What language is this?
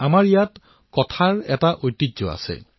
Assamese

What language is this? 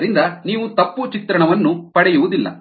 Kannada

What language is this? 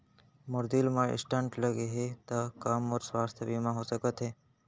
Chhattisgarhi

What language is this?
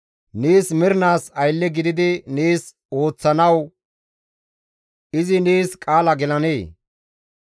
Gamo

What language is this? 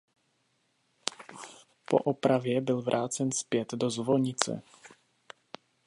Czech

